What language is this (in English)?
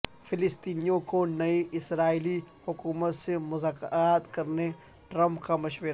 Urdu